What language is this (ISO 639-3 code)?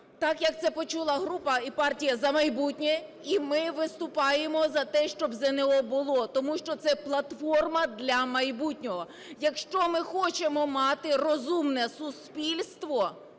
ukr